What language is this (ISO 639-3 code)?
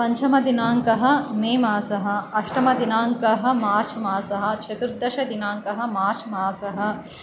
san